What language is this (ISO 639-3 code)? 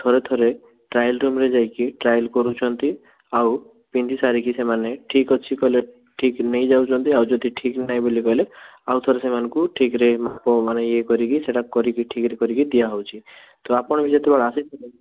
ori